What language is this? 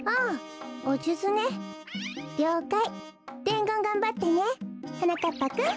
Japanese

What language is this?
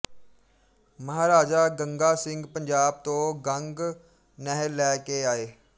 Punjabi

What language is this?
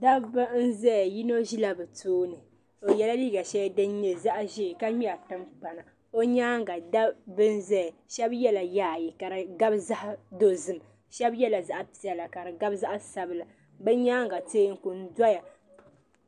Dagbani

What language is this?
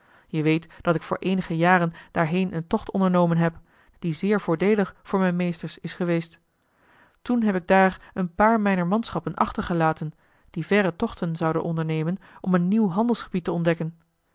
Dutch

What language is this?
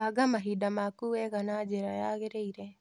Kikuyu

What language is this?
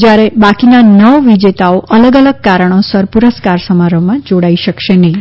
Gujarati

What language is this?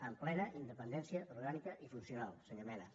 Catalan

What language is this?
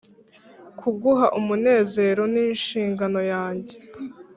Kinyarwanda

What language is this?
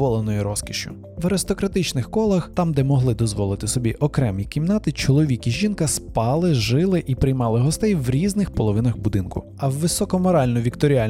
Ukrainian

